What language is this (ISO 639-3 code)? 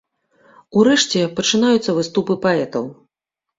bel